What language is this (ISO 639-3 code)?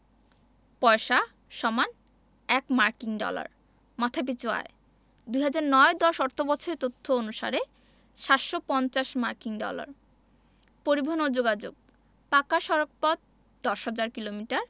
ben